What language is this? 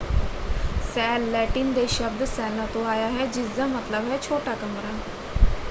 Punjabi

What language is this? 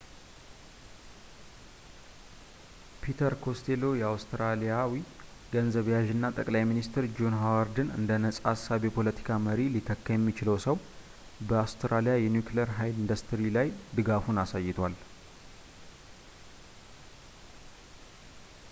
Amharic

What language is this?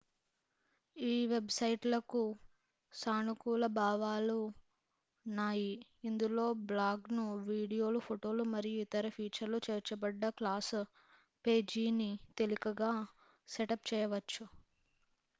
Telugu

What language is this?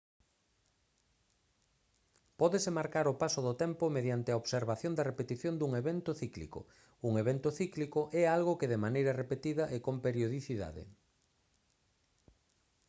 Galician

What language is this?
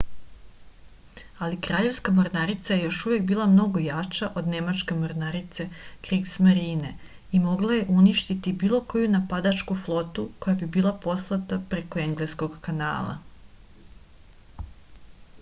Serbian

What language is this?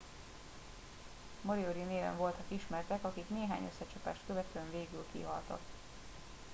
Hungarian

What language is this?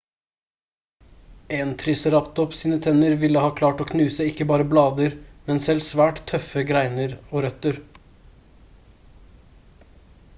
Norwegian Bokmål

